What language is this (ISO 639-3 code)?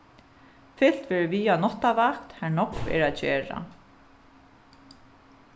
fao